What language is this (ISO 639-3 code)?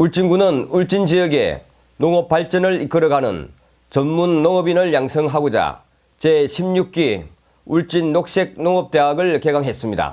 kor